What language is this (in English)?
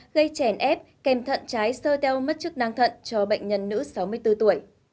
Vietnamese